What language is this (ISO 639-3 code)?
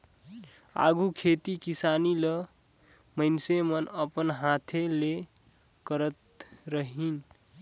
hne